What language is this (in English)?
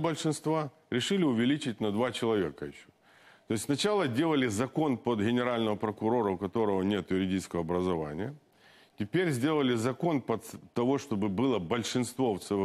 Russian